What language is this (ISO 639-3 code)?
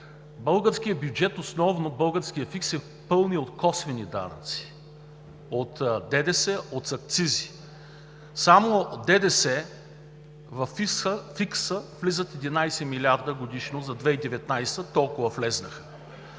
bul